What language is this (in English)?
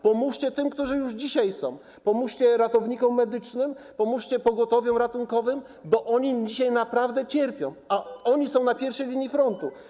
Polish